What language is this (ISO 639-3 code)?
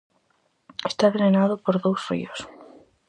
glg